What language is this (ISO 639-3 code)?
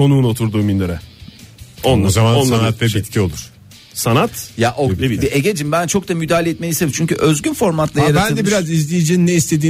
tur